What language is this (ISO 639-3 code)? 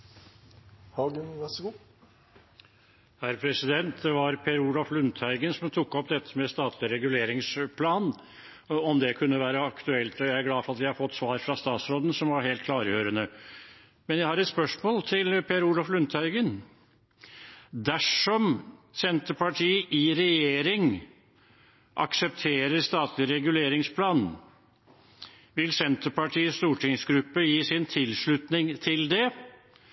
nno